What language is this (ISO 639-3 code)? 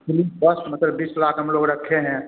hin